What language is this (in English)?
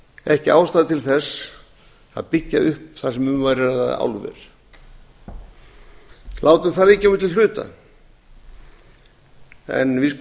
Icelandic